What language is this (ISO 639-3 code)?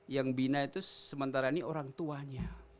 ind